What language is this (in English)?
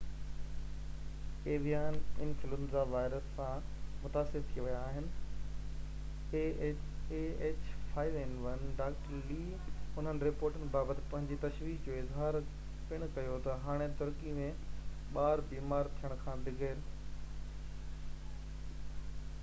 Sindhi